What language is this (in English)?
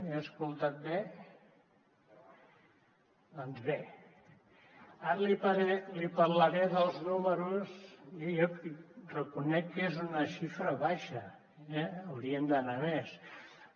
Catalan